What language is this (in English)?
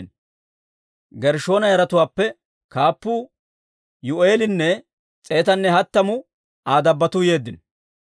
Dawro